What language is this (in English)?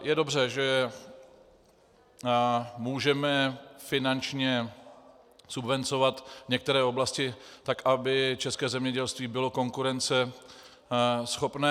Czech